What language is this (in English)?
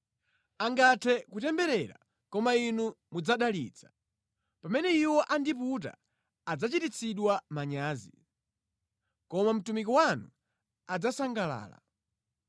Nyanja